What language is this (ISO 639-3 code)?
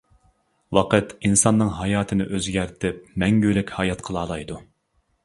uig